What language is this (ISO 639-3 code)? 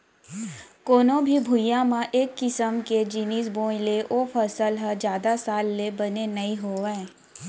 hne